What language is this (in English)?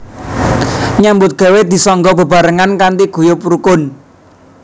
Javanese